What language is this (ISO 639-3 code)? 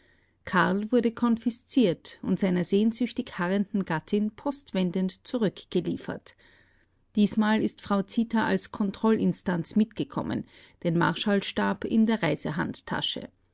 deu